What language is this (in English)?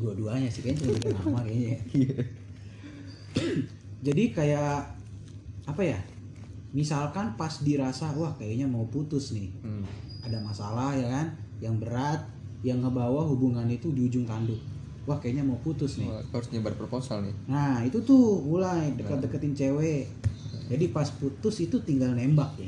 Indonesian